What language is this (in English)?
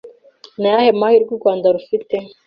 Kinyarwanda